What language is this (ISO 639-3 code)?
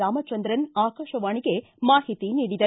kan